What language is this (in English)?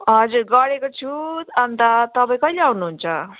Nepali